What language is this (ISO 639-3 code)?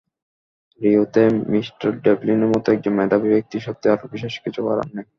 ben